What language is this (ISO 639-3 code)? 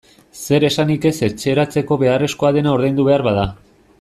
eus